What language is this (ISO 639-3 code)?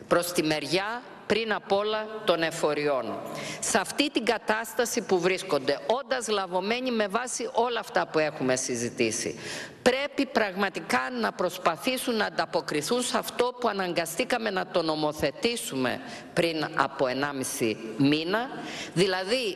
ell